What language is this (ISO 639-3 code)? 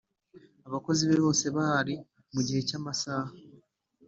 kin